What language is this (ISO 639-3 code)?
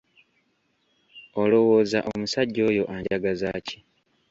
lug